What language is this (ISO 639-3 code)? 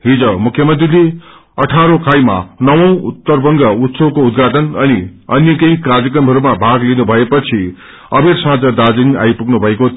nep